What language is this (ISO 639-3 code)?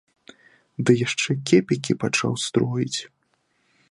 bel